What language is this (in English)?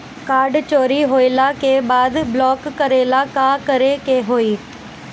Bhojpuri